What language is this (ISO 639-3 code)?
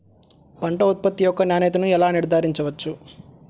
tel